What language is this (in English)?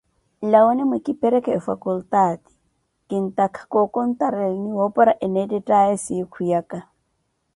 Koti